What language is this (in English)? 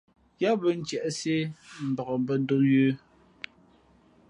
Fe'fe'